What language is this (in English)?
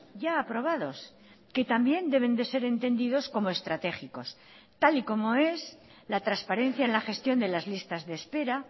Spanish